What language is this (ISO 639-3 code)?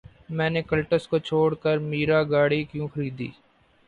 urd